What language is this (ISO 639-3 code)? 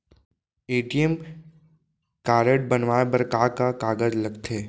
hne